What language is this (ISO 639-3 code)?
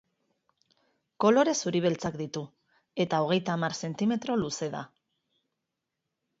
eus